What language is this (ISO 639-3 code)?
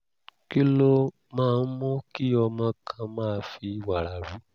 yor